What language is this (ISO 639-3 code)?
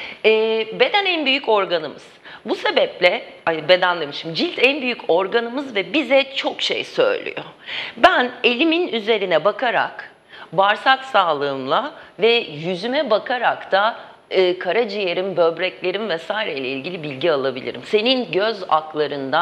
tur